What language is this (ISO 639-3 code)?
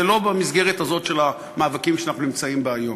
heb